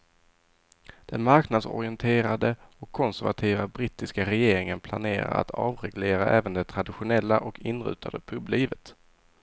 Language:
Swedish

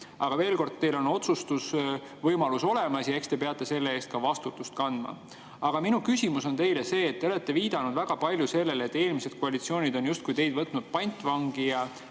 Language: Estonian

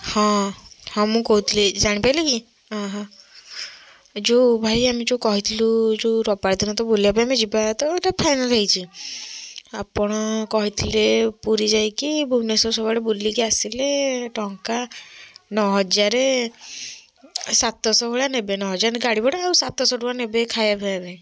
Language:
Odia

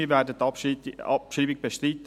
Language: Swiss German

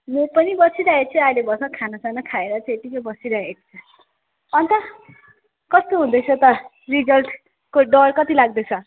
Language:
Nepali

